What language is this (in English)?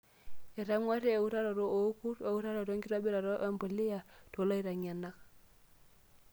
Masai